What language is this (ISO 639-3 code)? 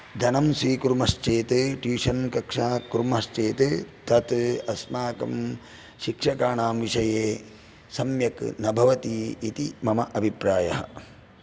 san